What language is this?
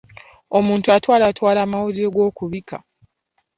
Ganda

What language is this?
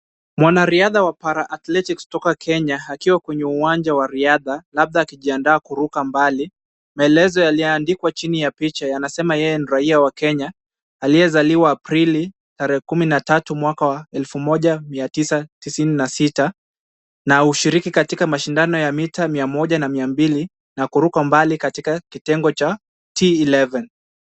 Swahili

